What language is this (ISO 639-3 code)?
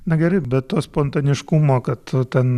lit